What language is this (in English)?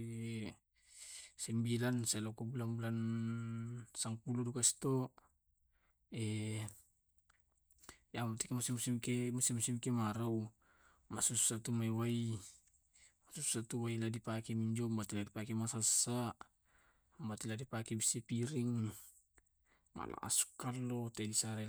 Tae'